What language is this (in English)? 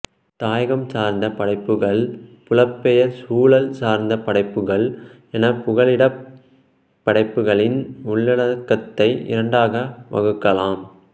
Tamil